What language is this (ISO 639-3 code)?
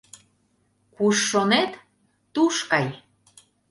chm